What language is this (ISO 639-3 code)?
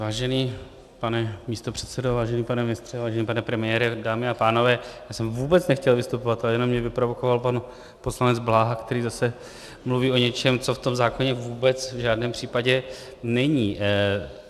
ces